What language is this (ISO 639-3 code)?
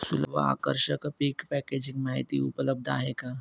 mar